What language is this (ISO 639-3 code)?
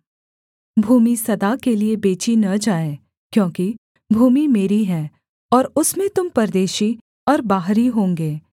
hin